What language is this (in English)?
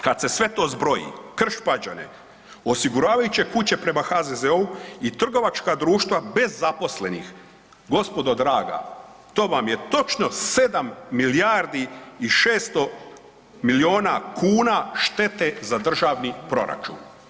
Croatian